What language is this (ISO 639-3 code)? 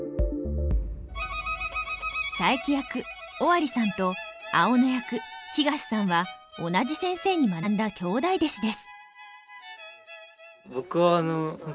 jpn